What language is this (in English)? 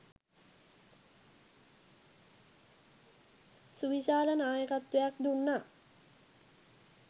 Sinhala